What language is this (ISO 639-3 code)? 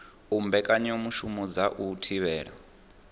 ven